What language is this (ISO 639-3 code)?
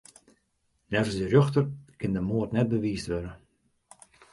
fry